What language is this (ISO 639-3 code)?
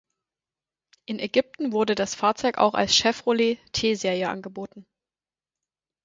deu